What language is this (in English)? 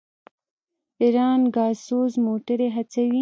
Pashto